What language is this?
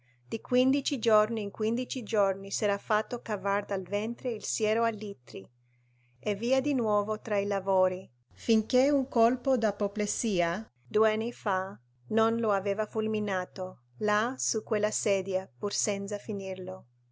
Italian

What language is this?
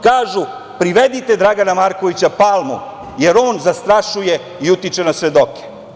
Serbian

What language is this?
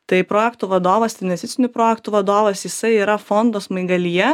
Lithuanian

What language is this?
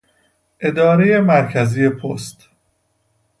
Persian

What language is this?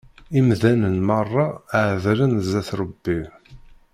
Kabyle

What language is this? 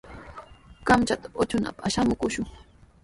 Sihuas Ancash Quechua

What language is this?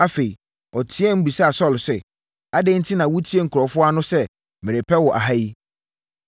Akan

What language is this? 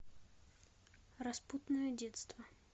Russian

